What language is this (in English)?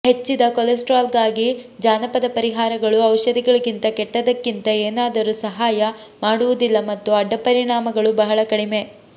Kannada